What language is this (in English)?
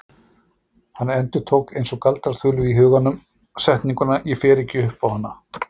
Icelandic